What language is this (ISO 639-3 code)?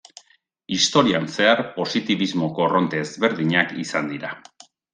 eus